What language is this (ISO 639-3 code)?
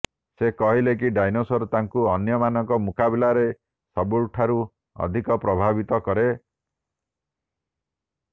ori